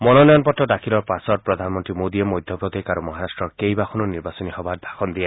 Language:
Assamese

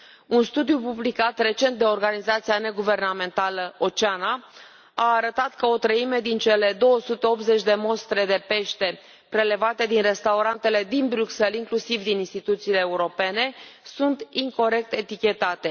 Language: Romanian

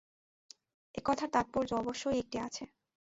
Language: Bangla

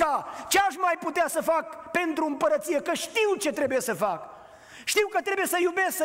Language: Romanian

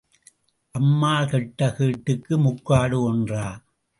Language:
Tamil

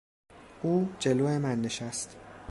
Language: Persian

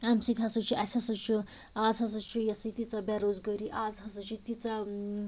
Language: Kashmiri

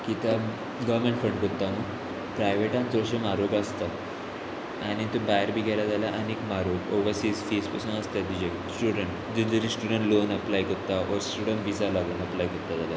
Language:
Konkani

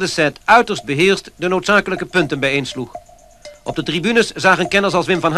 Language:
Dutch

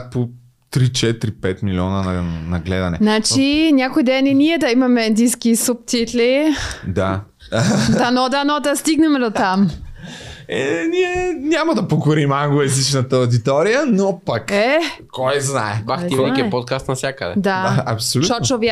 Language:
Bulgarian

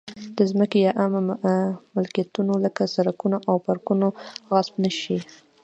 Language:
Pashto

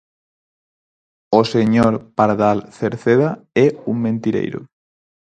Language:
Galician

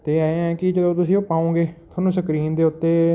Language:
Punjabi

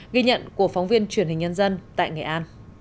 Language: Vietnamese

